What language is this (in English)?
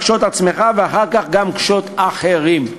Hebrew